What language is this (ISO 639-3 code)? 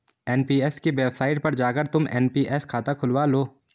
hin